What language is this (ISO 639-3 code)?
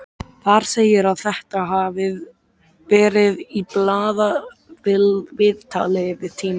isl